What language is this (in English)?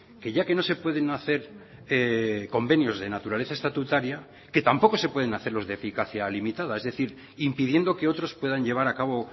Spanish